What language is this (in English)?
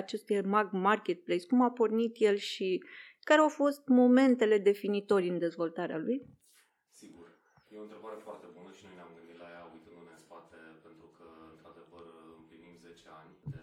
Romanian